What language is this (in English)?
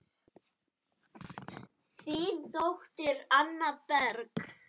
Icelandic